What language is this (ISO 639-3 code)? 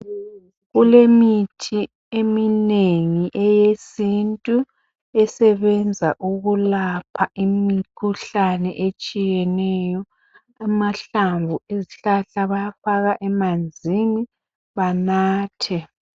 nde